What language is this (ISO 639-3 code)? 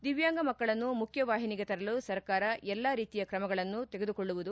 kan